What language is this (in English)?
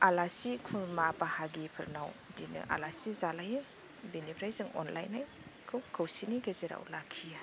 Bodo